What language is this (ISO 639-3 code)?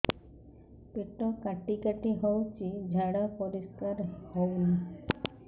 ori